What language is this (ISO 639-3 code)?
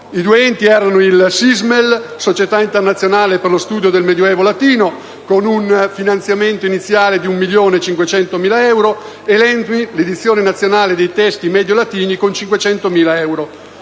ita